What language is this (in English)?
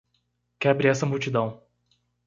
Portuguese